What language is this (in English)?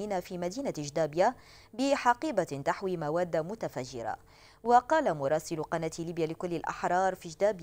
Arabic